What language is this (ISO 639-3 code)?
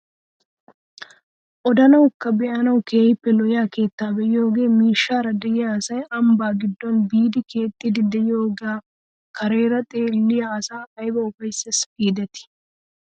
wal